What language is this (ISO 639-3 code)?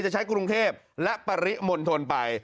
tha